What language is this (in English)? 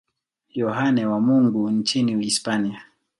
Swahili